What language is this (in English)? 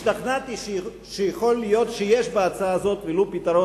Hebrew